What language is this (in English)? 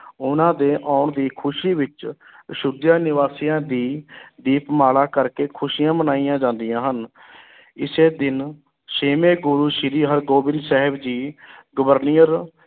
Punjabi